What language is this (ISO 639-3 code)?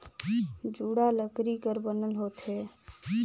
hne